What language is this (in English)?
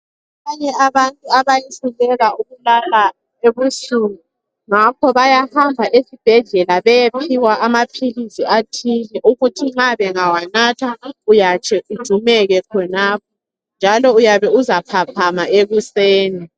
North Ndebele